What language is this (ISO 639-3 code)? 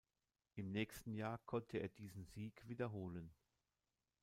deu